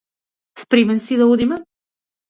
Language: Macedonian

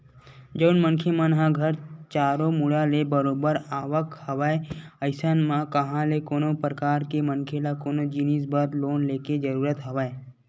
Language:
Chhattisgarhi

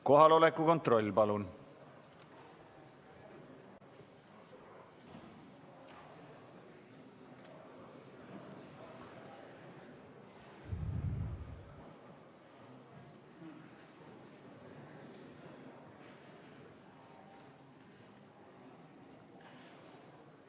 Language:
Estonian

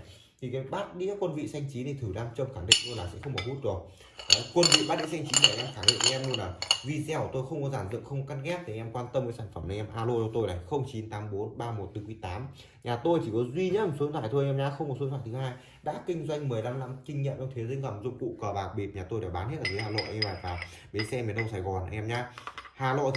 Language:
Vietnamese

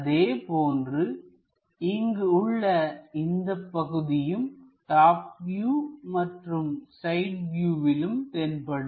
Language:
Tamil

